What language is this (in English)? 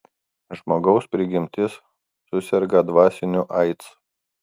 Lithuanian